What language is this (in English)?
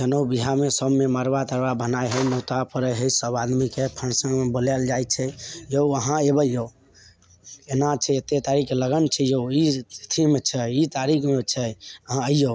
Maithili